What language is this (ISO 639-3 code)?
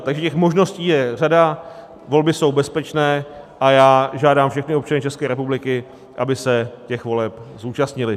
ces